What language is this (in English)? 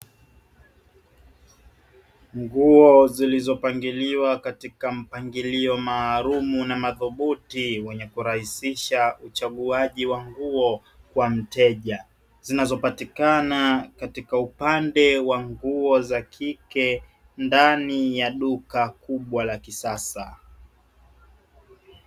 Swahili